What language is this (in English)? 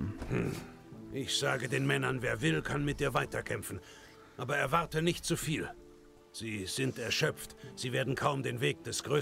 German